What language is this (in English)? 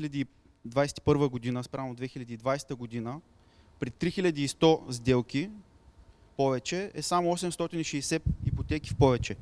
Bulgarian